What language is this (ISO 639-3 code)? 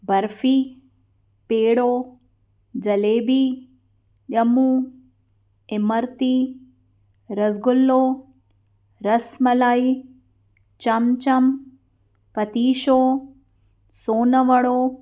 snd